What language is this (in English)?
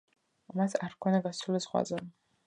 Georgian